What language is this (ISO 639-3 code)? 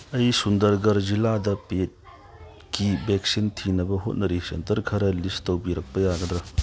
mni